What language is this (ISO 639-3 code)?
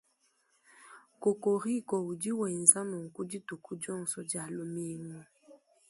lua